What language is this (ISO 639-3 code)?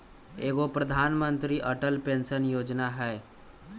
mag